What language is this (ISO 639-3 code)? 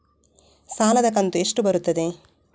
kan